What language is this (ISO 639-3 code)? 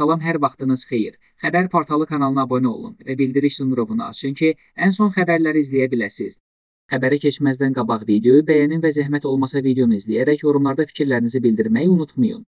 tur